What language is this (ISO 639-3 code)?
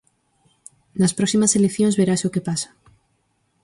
glg